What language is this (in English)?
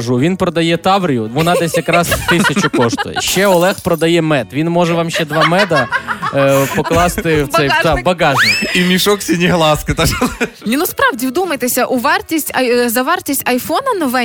Ukrainian